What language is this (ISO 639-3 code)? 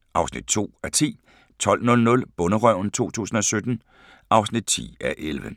dan